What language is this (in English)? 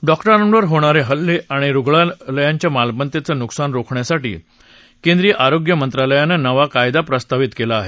Marathi